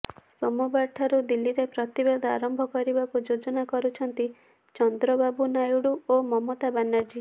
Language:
Odia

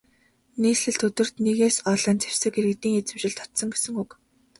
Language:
Mongolian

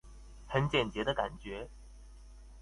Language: Chinese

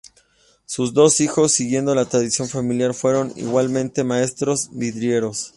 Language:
Spanish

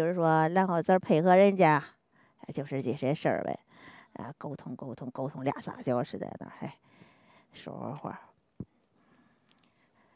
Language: Chinese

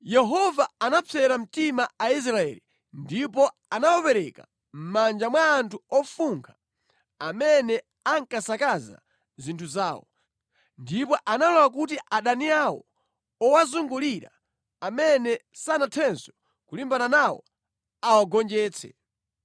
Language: Nyanja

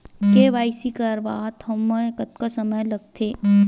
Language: Chhattisgarhi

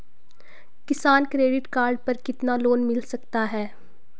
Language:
Hindi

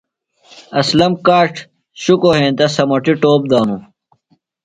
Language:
Phalura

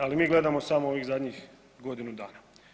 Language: Croatian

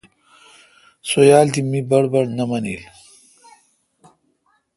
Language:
Kalkoti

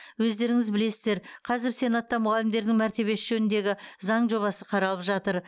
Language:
Kazakh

